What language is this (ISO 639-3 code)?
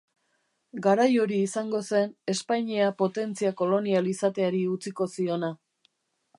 eus